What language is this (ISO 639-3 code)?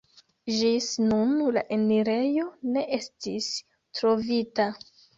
epo